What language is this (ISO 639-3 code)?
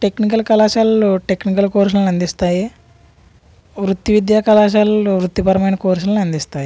tel